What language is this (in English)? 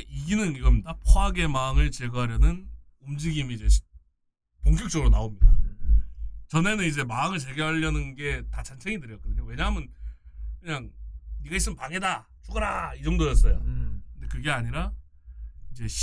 Korean